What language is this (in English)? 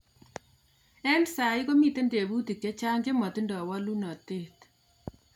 Kalenjin